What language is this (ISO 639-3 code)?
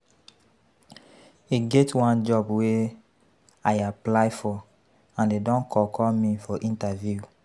pcm